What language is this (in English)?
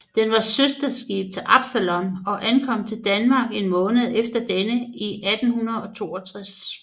Danish